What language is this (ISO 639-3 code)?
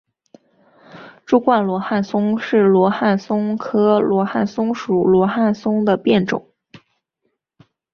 zho